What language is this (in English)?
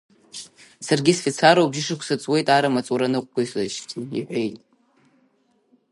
Abkhazian